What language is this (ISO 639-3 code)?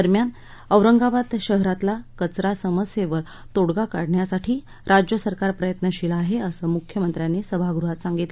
mar